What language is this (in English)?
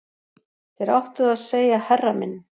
Icelandic